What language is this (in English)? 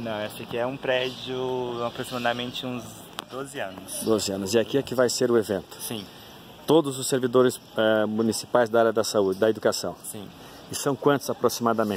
Portuguese